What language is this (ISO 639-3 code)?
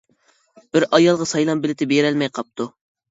uig